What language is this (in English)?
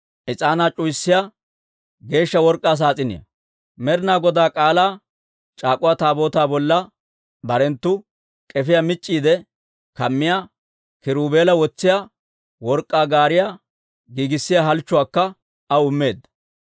Dawro